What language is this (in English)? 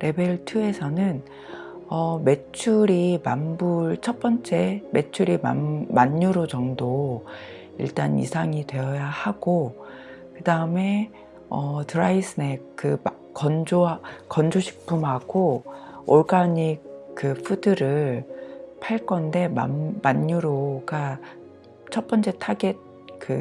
Korean